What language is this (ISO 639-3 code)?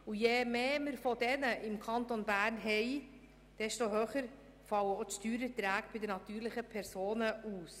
gsw